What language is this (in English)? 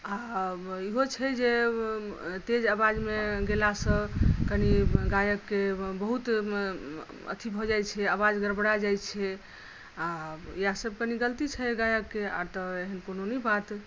Maithili